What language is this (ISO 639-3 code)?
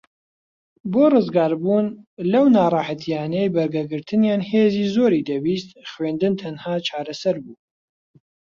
ckb